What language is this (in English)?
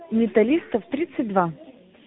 Russian